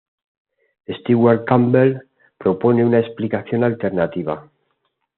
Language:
Spanish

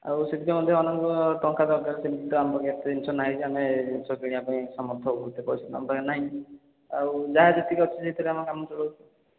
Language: Odia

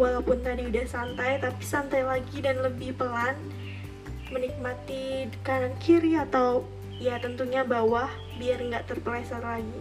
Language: Indonesian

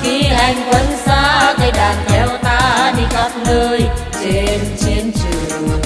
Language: Vietnamese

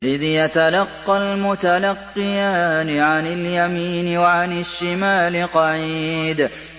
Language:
Arabic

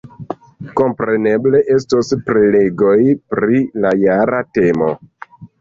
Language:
Esperanto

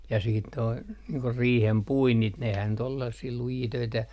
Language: Finnish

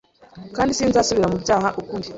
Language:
Kinyarwanda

